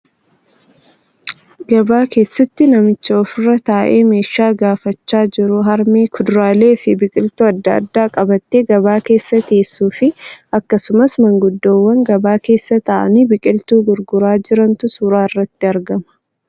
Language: Oromo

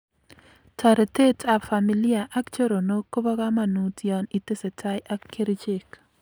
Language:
Kalenjin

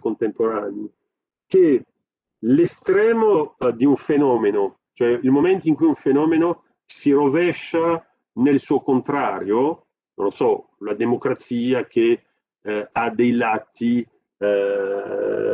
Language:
Italian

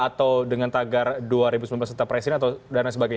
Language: Indonesian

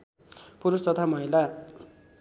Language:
Nepali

